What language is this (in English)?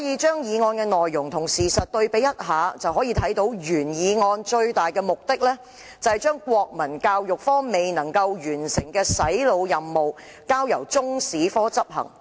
Cantonese